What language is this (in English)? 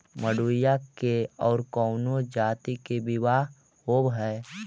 Magahi